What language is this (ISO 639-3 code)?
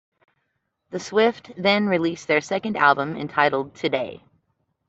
eng